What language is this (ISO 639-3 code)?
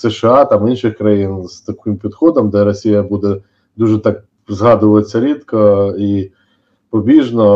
ukr